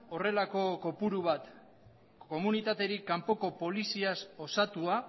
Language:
Basque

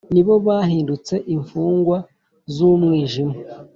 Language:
Kinyarwanda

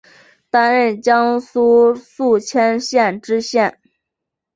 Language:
Chinese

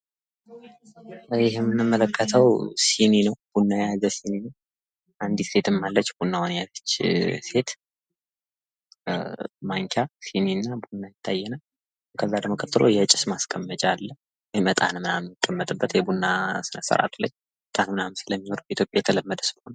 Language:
Amharic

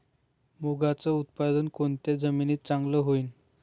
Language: Marathi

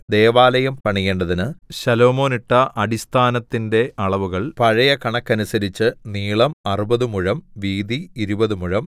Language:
Malayalam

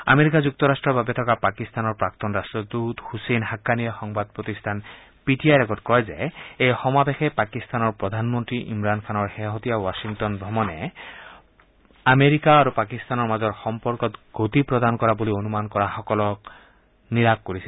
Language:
Assamese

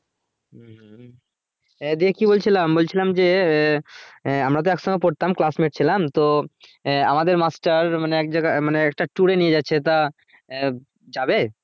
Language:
Bangla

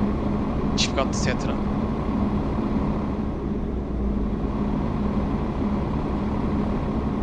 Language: Turkish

